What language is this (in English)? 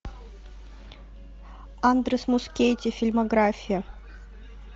Russian